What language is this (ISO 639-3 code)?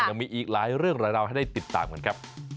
tha